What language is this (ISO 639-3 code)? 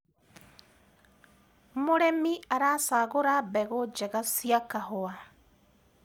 kik